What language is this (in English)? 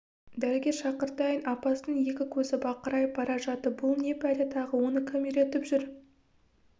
Kazakh